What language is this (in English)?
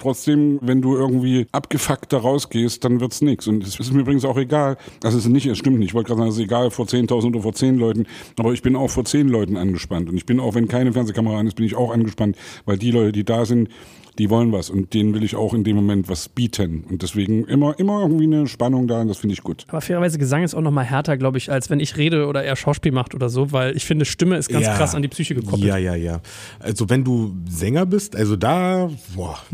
German